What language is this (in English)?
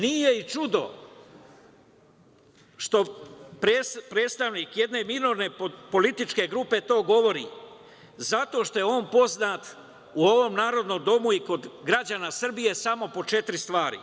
Serbian